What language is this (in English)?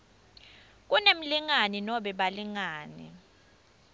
Swati